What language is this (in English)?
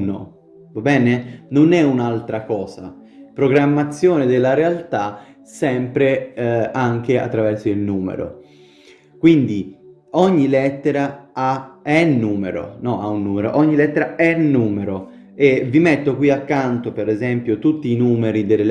Italian